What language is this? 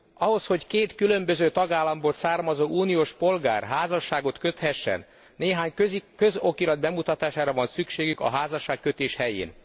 Hungarian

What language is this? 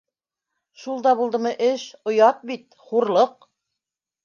Bashkir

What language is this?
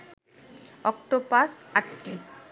Bangla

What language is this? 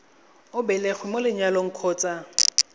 Tswana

